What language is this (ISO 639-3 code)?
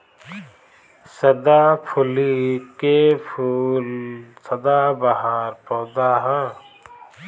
bho